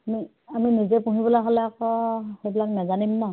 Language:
Assamese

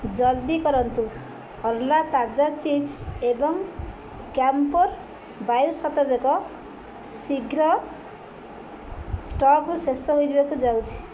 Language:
Odia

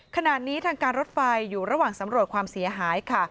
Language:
Thai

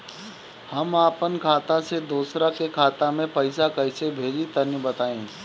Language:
Bhojpuri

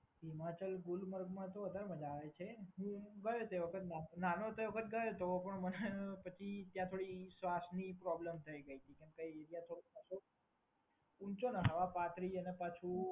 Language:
Gujarati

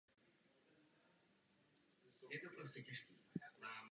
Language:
Czech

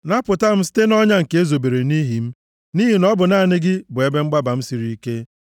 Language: Igbo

